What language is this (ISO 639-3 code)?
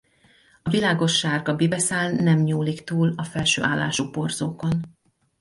hun